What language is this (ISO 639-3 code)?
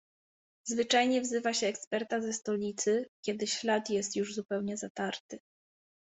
pol